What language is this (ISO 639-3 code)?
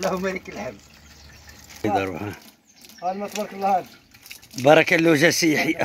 ara